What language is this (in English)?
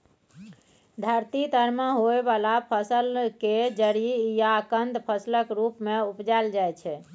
Maithili